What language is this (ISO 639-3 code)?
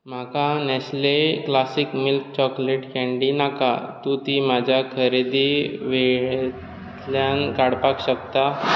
kok